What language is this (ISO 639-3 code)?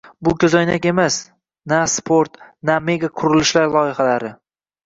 uzb